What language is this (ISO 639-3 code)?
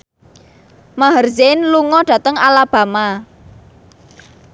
jav